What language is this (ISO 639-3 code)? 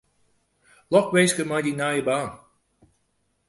fry